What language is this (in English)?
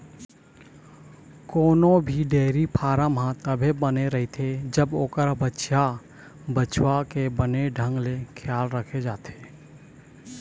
Chhattisgarhi